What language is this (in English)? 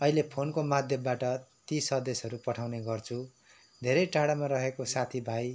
Nepali